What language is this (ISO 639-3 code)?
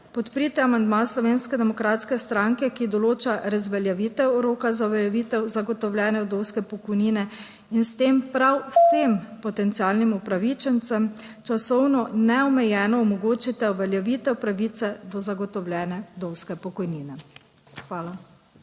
slv